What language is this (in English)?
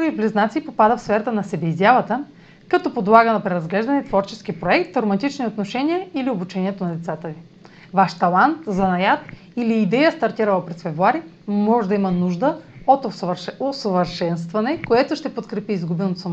Bulgarian